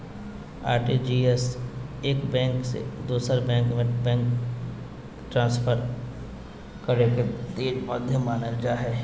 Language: Magahi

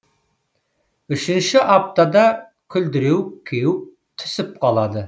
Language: Kazakh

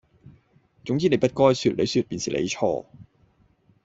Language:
Cantonese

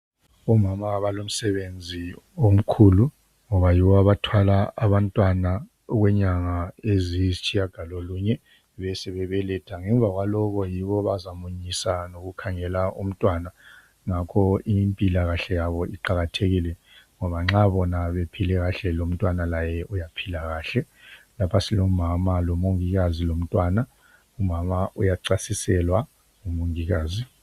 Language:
North Ndebele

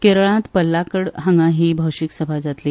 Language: Konkani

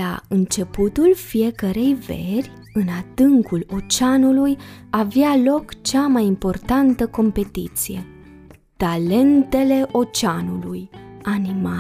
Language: Romanian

